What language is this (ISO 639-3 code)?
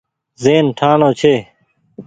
gig